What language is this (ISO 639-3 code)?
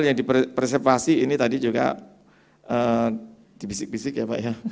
ind